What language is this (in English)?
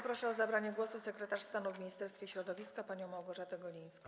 Polish